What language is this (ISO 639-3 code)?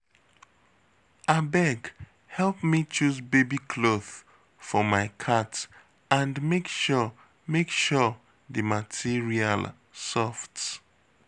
pcm